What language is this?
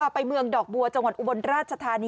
Thai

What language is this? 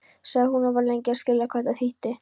Icelandic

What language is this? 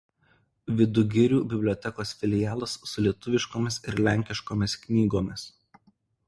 Lithuanian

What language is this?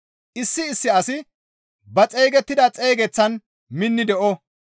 Gamo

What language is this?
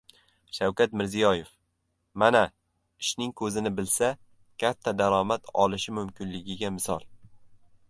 Uzbek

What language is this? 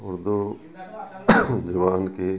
Urdu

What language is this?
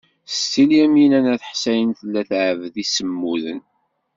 Kabyle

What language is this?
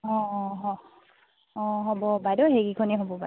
Assamese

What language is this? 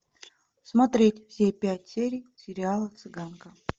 Russian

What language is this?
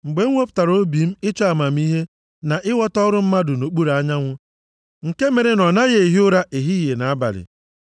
Igbo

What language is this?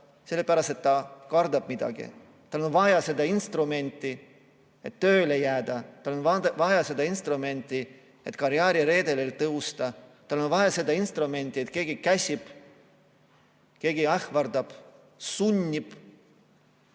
Estonian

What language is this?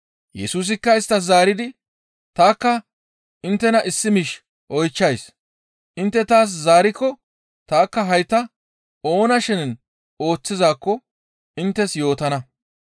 Gamo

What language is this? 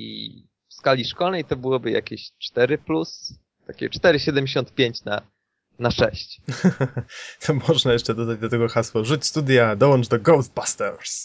Polish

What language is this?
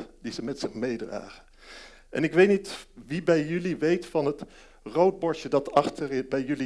Dutch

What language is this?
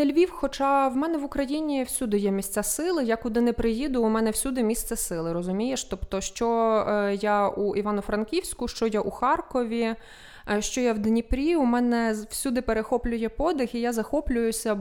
Ukrainian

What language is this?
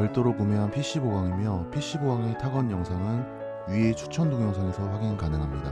Korean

